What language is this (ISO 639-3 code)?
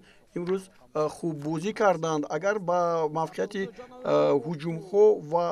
fas